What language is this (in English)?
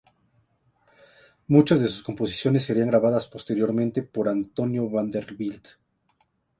Spanish